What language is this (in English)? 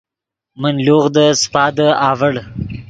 Yidgha